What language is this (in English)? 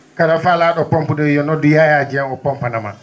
Fula